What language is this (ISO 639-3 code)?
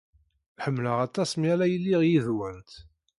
kab